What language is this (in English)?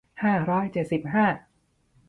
Thai